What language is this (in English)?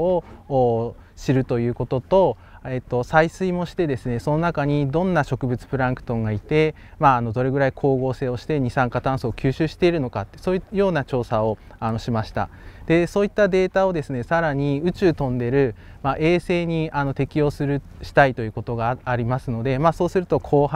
Japanese